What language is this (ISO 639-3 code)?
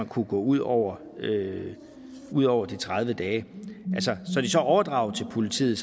dan